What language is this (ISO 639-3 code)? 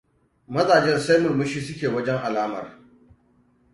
hau